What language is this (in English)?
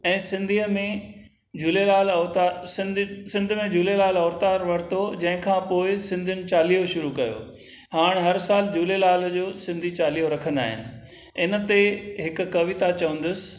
Sindhi